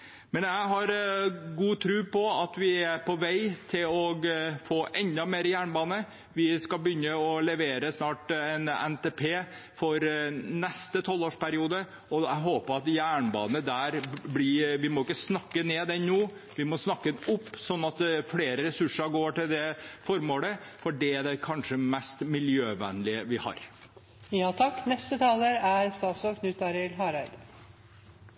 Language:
Norwegian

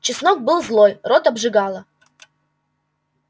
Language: Russian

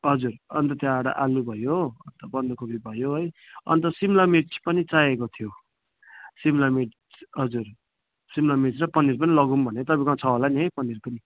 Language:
Nepali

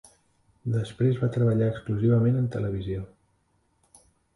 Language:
Catalan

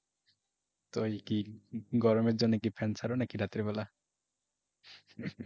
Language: Bangla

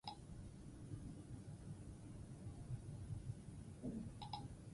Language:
Basque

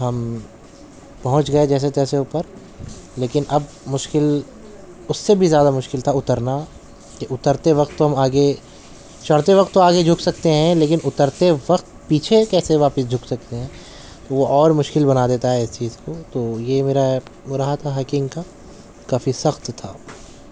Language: Urdu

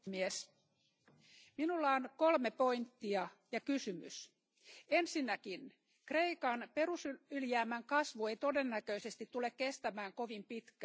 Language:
Finnish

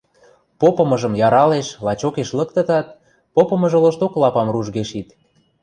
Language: Western Mari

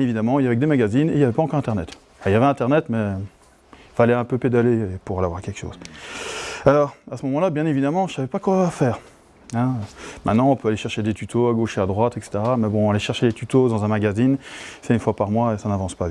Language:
French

